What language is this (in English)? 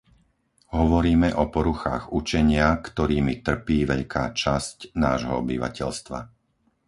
Slovak